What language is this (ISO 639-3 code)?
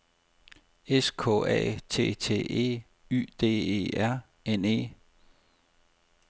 dan